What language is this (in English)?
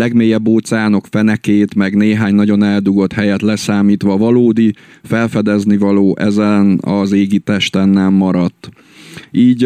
Hungarian